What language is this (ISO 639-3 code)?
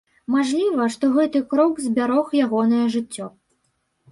bel